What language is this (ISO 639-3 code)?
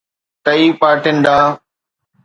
snd